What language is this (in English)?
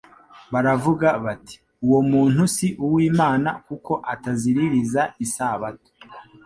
Kinyarwanda